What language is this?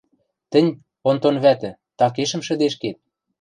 Western Mari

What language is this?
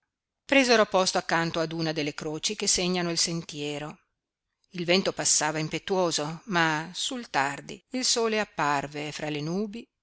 Italian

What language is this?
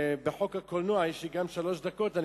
Hebrew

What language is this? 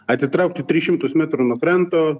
Lithuanian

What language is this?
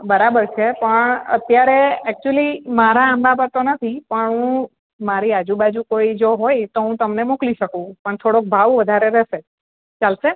Gujarati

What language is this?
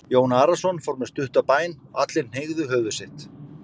Icelandic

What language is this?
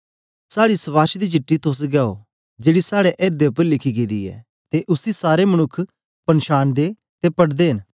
Dogri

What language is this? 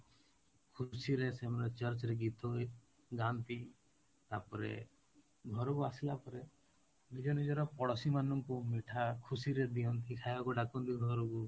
Odia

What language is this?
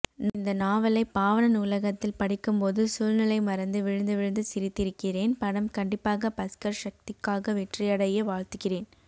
Tamil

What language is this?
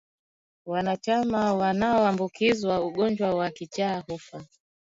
Swahili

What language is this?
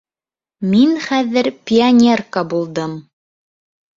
Bashkir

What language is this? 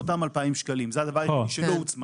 Hebrew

